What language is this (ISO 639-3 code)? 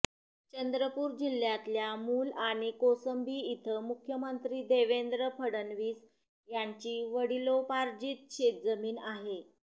mar